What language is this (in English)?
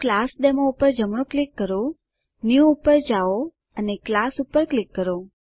Gujarati